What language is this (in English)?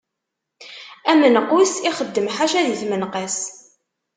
Kabyle